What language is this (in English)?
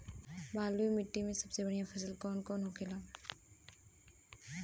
Bhojpuri